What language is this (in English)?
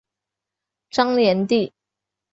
Chinese